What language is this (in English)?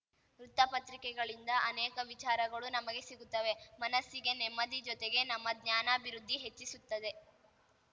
Kannada